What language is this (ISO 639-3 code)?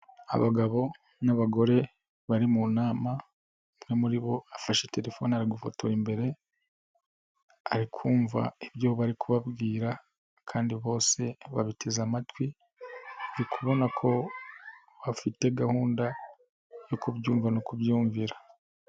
kin